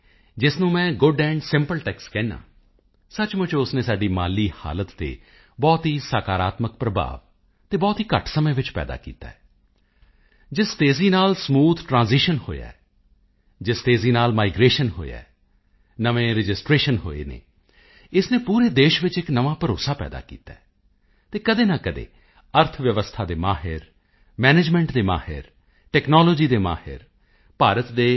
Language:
Punjabi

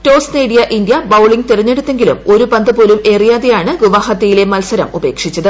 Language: Malayalam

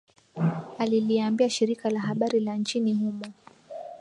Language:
Swahili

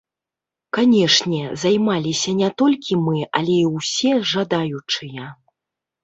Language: Belarusian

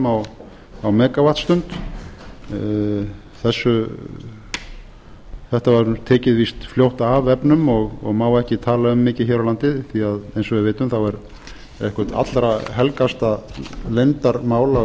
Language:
Icelandic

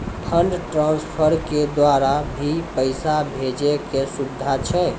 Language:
Maithili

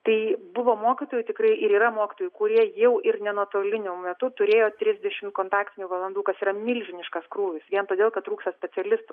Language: Lithuanian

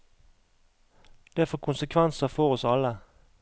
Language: Norwegian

